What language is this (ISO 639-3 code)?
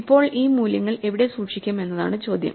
mal